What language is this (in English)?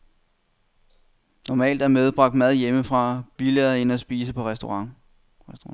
Danish